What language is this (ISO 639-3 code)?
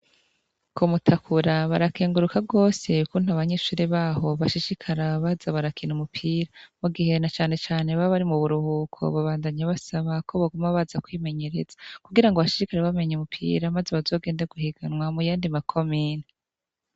run